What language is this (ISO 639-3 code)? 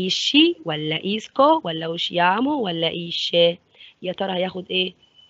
ara